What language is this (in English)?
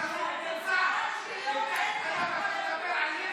Hebrew